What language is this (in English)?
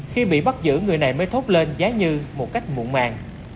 Vietnamese